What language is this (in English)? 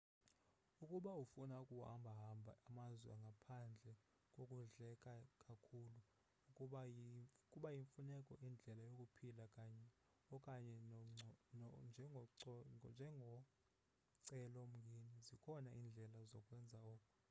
Xhosa